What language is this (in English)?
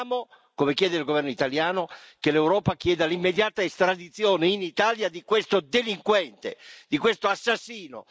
Italian